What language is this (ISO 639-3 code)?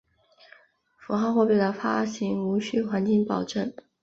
zho